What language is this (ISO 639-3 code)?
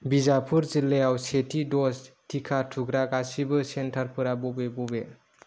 brx